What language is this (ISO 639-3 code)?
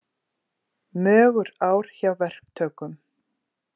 isl